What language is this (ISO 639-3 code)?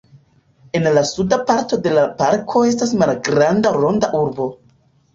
epo